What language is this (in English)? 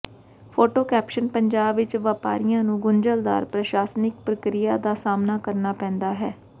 Punjabi